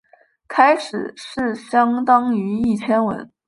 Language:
Chinese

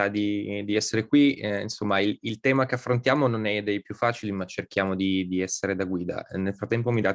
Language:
Italian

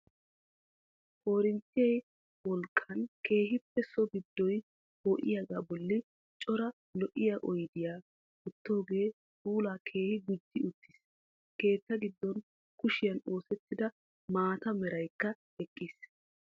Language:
Wolaytta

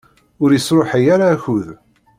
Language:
Kabyle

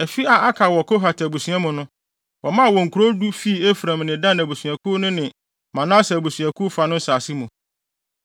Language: Akan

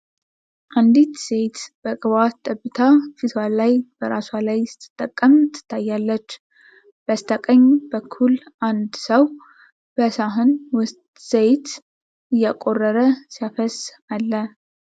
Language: Amharic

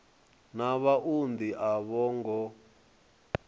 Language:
Venda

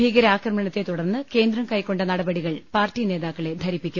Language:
Malayalam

